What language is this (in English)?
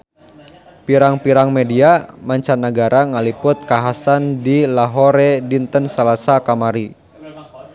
Sundanese